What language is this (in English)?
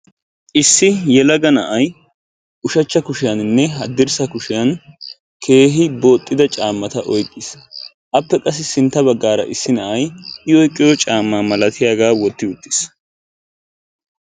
Wolaytta